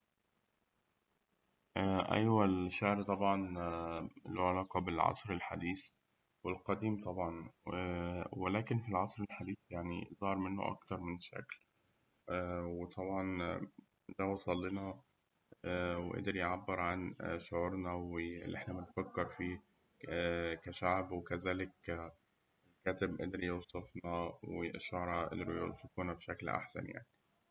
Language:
Egyptian Arabic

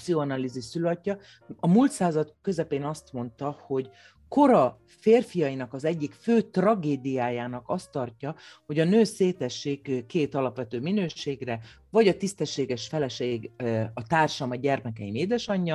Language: Hungarian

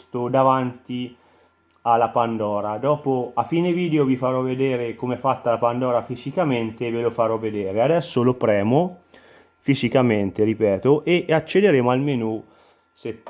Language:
Italian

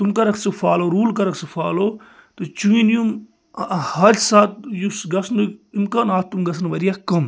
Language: Kashmiri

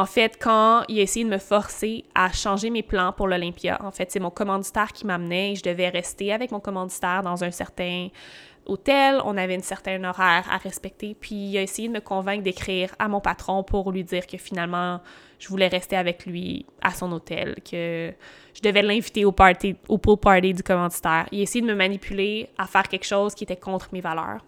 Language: French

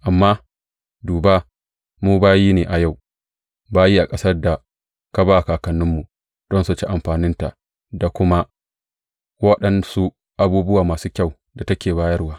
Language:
Hausa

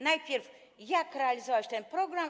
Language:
Polish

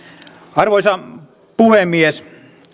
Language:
Finnish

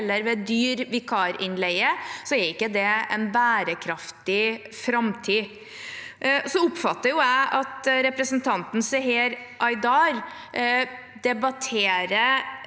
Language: Norwegian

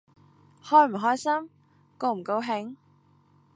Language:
Cantonese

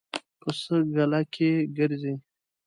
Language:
Pashto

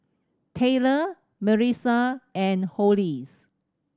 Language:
English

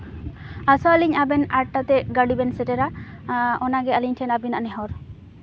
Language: Santali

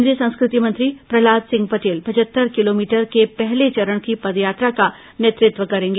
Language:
Hindi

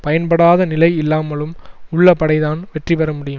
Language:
Tamil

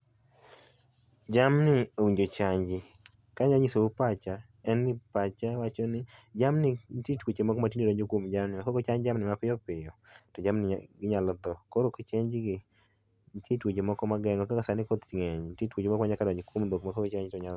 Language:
Luo (Kenya and Tanzania)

